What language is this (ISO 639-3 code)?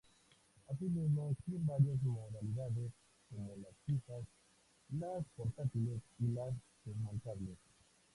spa